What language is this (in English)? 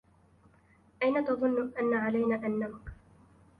Arabic